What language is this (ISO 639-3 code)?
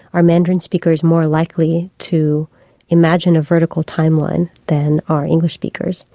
eng